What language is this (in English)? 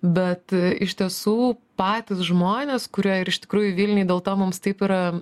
Lithuanian